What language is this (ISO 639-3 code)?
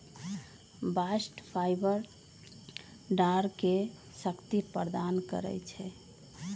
mag